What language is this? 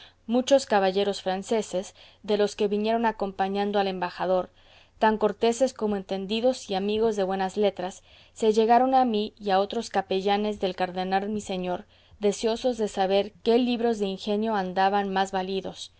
Spanish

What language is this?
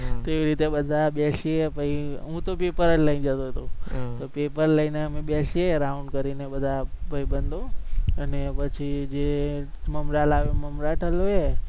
Gujarati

